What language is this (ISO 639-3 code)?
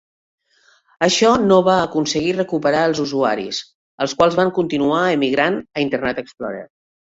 cat